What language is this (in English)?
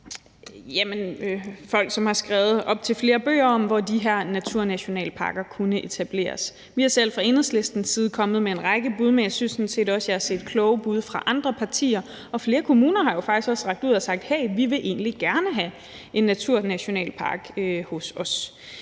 Danish